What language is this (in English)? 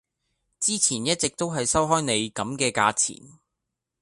Cantonese